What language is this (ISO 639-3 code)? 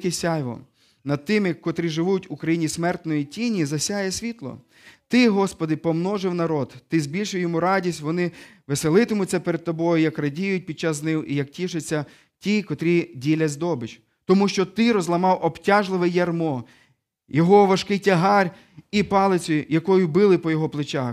ukr